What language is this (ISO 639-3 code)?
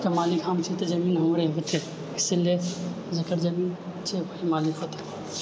mai